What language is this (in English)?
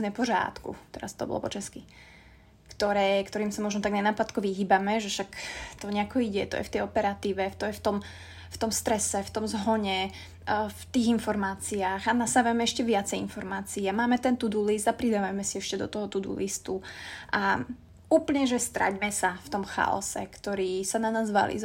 Slovak